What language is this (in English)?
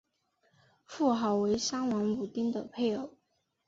Chinese